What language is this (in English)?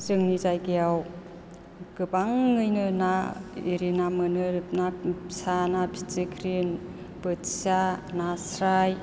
Bodo